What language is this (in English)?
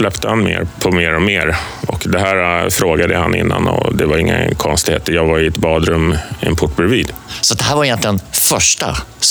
Swedish